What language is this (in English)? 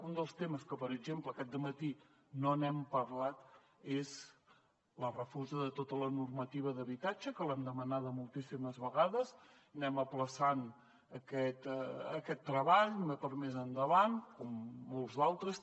Catalan